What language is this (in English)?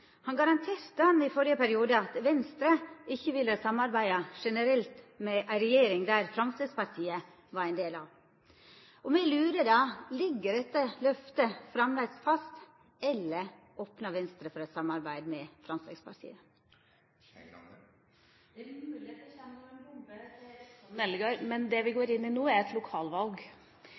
Norwegian